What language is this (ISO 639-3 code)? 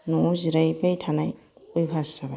brx